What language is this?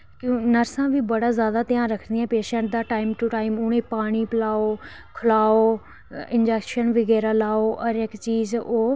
Dogri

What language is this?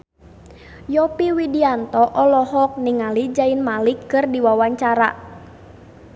Sundanese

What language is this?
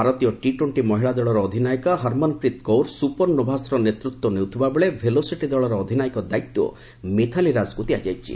Odia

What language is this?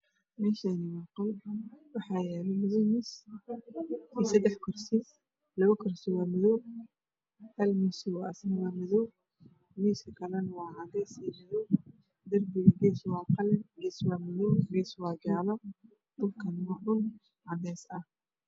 Somali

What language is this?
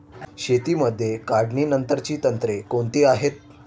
Marathi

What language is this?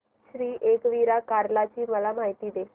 Marathi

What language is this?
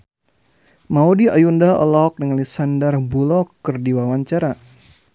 Sundanese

